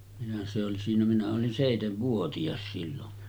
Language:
Finnish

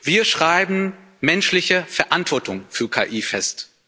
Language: German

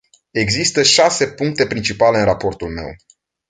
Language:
Romanian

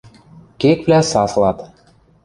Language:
Western Mari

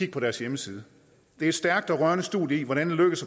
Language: Danish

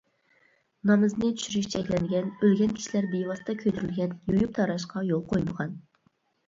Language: Uyghur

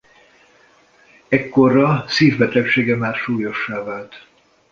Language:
Hungarian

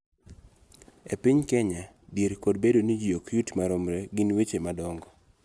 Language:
Luo (Kenya and Tanzania)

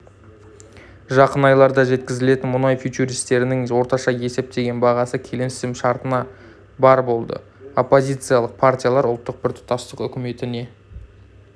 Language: Kazakh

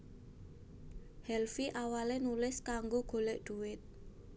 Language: Javanese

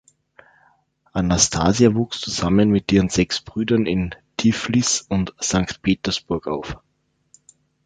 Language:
German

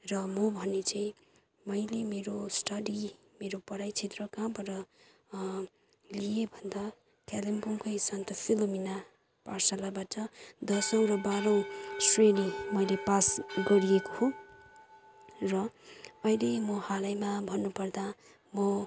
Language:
Nepali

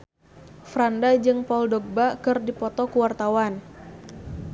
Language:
Sundanese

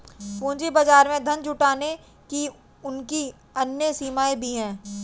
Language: Hindi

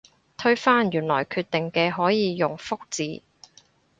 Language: Cantonese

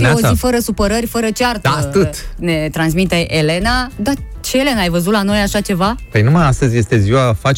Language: Romanian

